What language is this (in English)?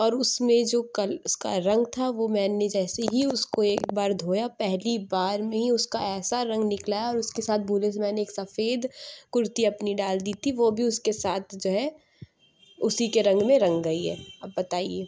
Urdu